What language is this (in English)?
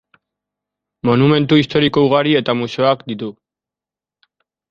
Basque